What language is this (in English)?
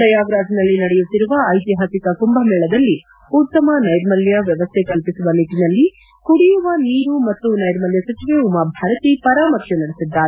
Kannada